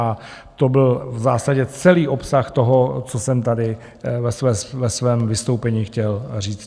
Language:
Czech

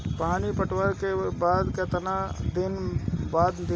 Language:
Bhojpuri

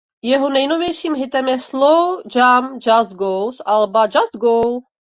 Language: Czech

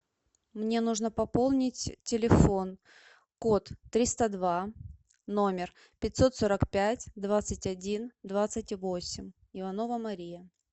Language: Russian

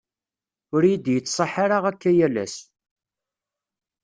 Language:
Kabyle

